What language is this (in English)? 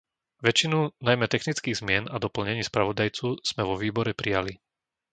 Slovak